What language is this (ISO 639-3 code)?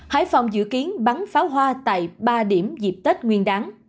vie